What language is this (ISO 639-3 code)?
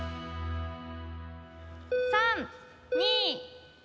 jpn